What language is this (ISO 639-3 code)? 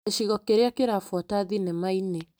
kik